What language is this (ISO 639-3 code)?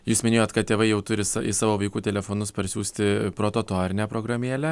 lit